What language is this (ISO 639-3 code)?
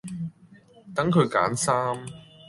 yue